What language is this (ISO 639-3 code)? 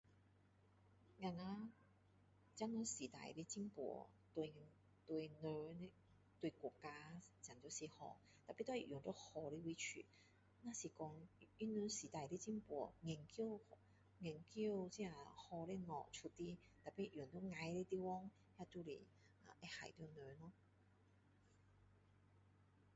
cdo